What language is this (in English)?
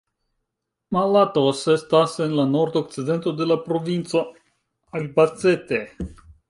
Esperanto